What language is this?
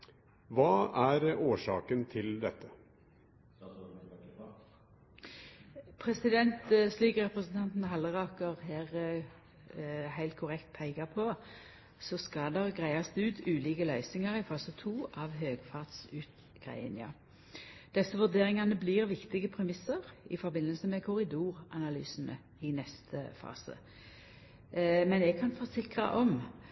Norwegian Nynorsk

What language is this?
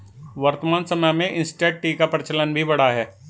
Hindi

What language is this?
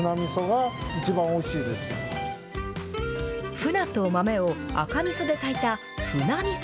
Japanese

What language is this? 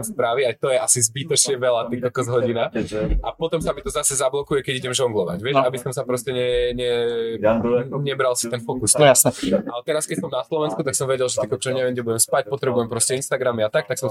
Slovak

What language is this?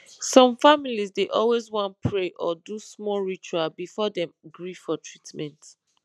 Nigerian Pidgin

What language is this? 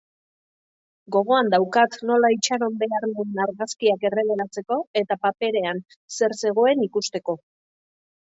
Basque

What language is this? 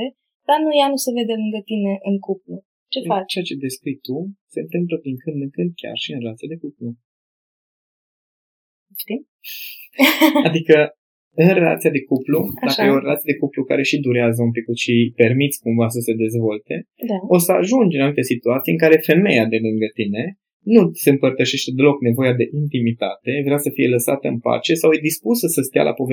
Romanian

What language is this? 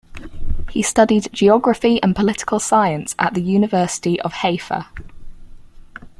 English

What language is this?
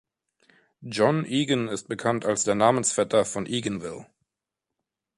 German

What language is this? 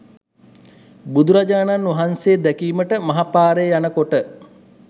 Sinhala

